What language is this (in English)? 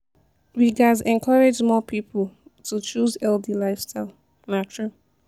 Nigerian Pidgin